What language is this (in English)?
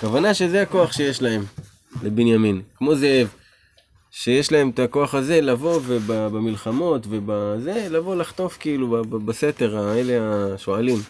Hebrew